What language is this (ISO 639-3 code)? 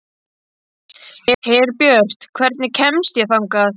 isl